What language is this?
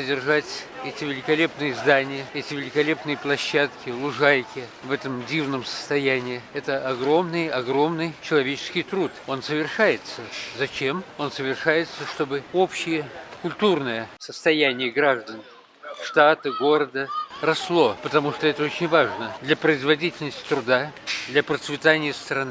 Russian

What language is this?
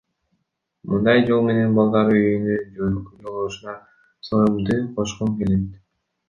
Kyrgyz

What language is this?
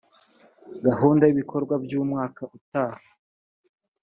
Kinyarwanda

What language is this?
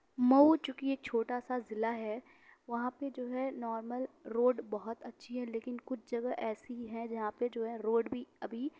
Urdu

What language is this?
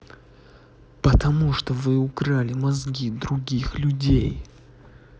Russian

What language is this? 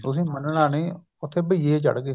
Punjabi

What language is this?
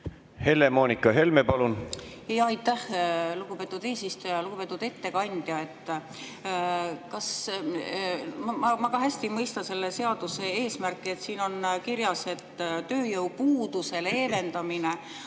Estonian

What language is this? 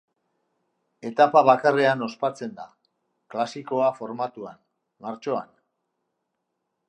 Basque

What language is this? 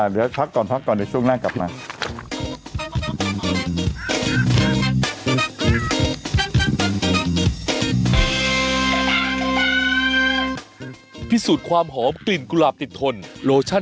Thai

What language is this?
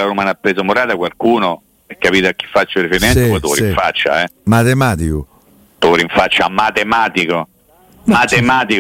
Italian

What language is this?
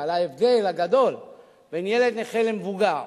Hebrew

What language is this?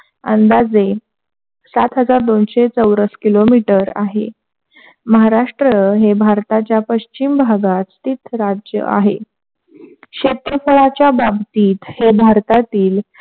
Marathi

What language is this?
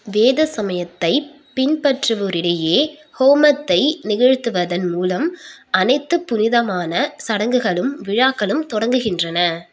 Tamil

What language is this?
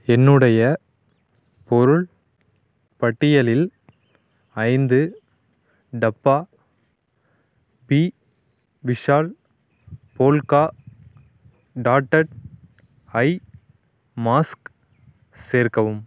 Tamil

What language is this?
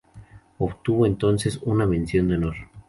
Spanish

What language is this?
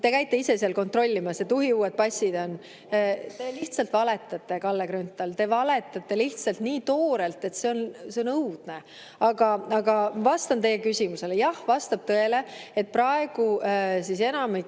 Estonian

